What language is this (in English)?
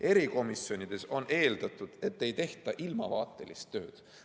Estonian